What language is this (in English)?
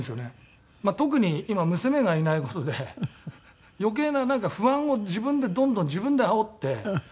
Japanese